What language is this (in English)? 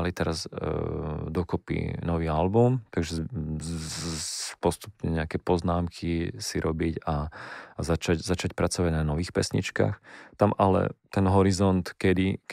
Slovak